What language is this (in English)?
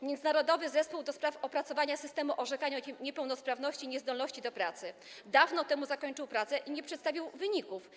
Polish